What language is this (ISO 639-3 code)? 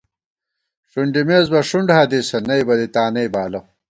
gwt